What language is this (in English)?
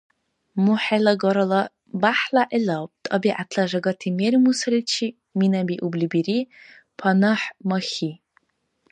Dargwa